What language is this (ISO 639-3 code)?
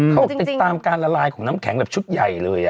tha